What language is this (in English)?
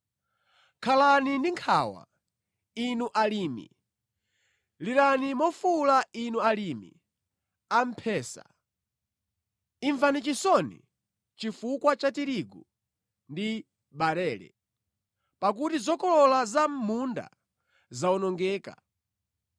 Nyanja